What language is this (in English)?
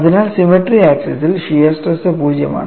Malayalam